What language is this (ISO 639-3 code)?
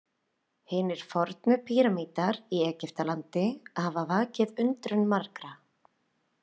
isl